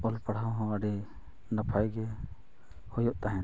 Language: Santali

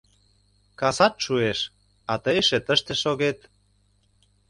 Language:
Mari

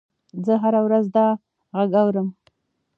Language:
Pashto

